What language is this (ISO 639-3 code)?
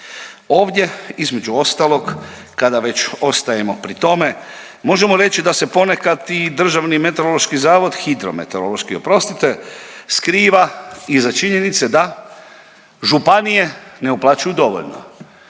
hrv